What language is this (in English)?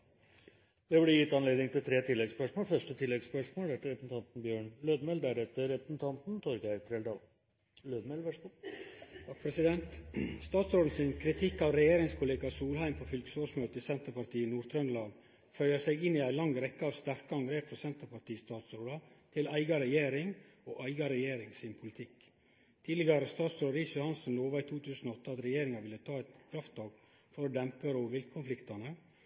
Norwegian